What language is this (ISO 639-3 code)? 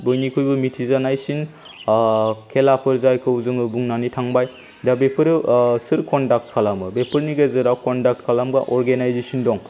brx